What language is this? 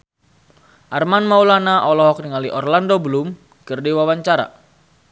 Sundanese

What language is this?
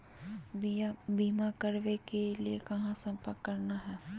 Magahi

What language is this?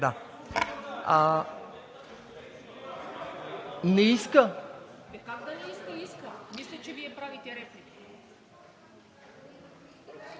Bulgarian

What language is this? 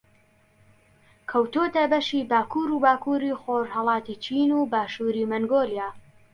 Central Kurdish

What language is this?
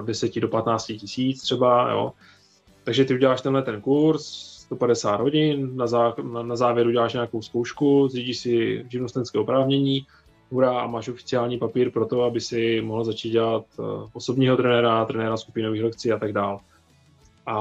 Czech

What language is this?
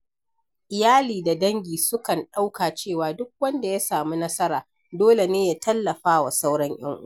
Hausa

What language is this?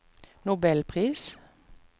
Norwegian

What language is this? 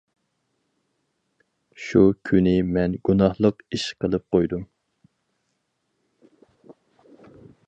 Uyghur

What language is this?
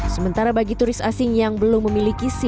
Indonesian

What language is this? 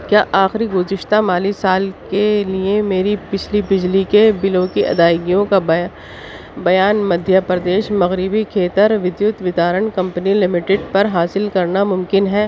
Urdu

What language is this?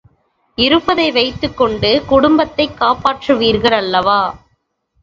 Tamil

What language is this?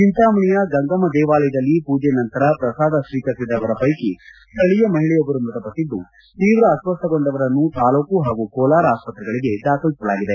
Kannada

